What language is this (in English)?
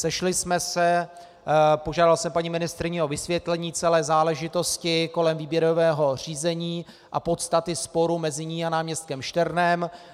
Czech